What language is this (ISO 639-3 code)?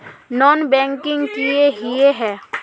mag